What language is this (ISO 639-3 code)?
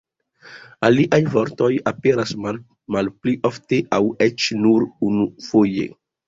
epo